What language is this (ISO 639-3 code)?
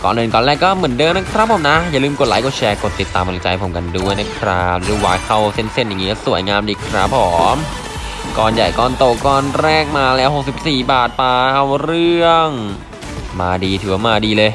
tha